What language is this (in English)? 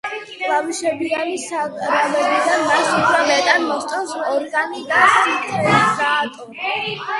Georgian